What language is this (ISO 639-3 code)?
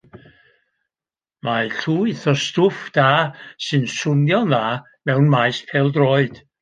cym